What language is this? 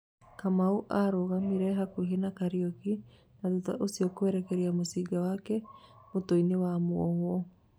Kikuyu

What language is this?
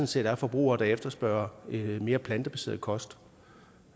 Danish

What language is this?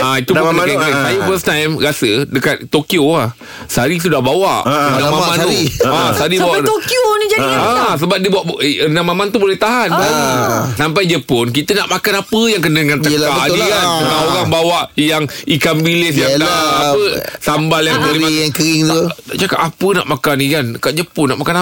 Malay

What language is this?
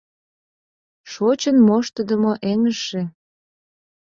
Mari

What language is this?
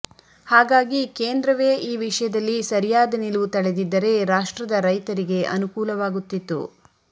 Kannada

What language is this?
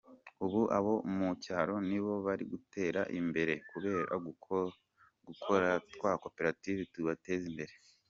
Kinyarwanda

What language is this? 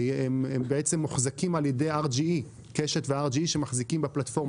Hebrew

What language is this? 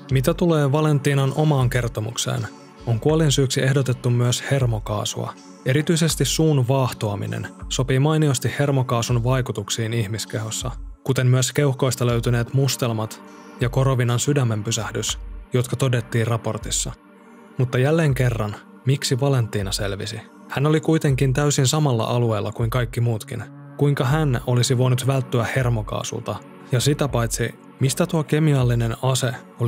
Finnish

